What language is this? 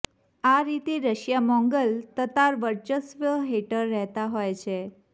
Gujarati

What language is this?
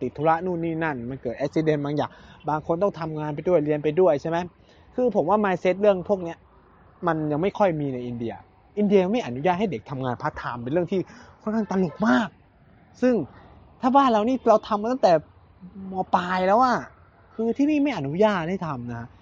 Thai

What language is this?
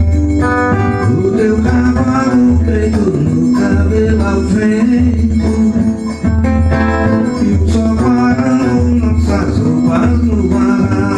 Thai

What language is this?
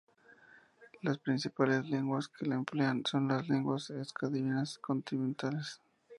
Spanish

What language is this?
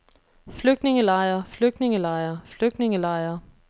Danish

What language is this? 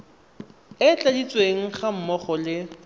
Tswana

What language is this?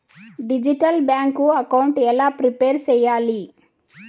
Telugu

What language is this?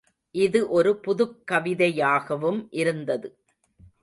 Tamil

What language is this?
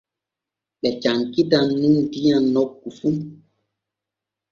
Borgu Fulfulde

